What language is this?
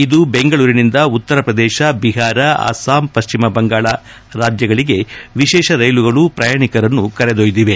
Kannada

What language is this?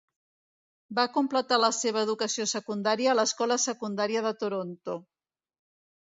Catalan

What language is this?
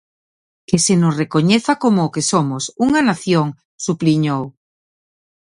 Galician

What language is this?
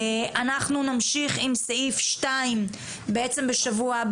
Hebrew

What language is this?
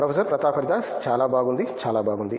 Telugu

